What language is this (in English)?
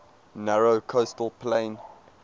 English